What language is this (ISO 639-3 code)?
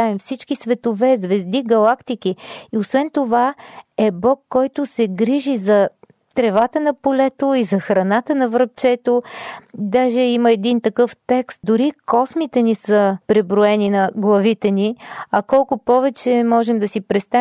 bul